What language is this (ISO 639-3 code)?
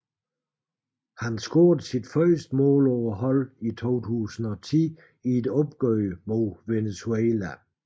dan